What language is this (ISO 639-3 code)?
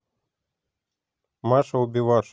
rus